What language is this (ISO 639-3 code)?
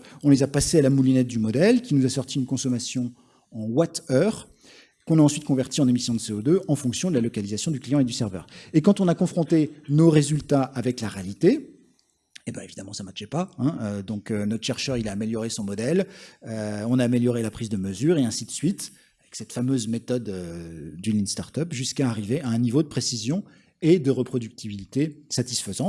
fra